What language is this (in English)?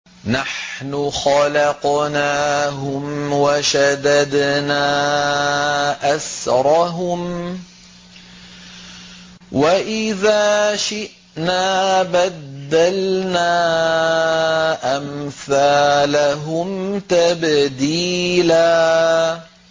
Arabic